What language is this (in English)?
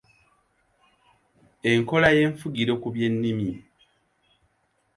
Ganda